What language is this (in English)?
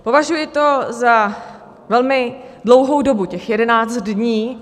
Czech